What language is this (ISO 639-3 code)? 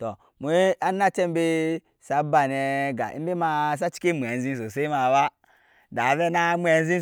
yes